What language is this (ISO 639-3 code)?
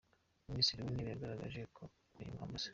kin